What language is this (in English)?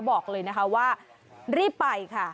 Thai